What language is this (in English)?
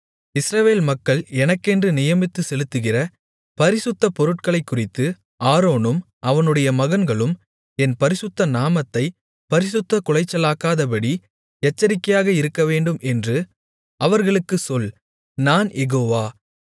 Tamil